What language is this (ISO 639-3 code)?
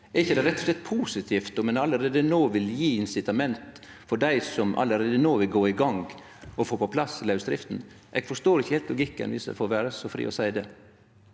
nor